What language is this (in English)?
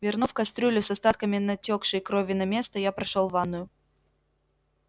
Russian